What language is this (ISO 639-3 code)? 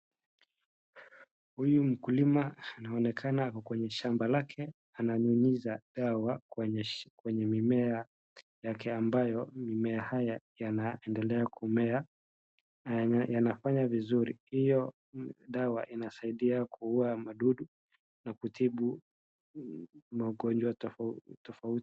swa